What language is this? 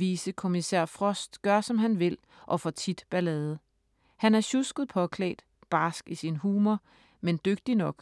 Danish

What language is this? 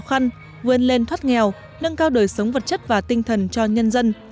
Vietnamese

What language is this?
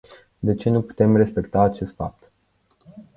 Romanian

